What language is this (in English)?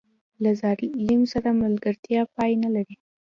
Pashto